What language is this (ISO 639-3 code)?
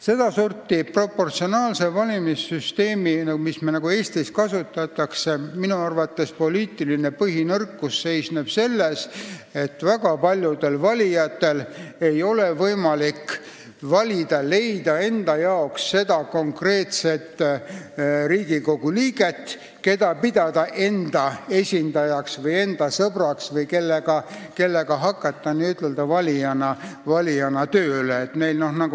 est